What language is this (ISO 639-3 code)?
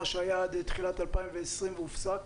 heb